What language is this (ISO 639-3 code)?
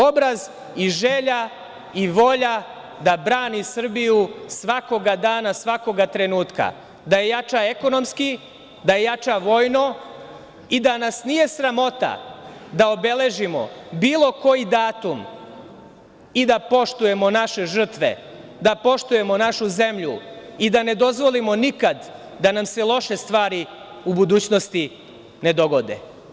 srp